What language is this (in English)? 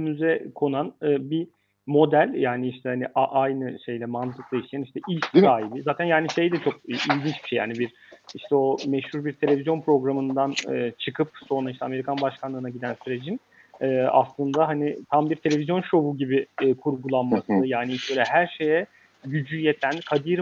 Turkish